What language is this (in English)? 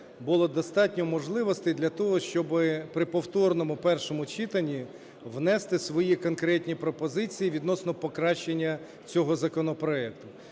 Ukrainian